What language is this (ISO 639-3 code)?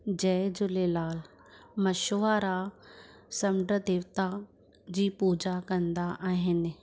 snd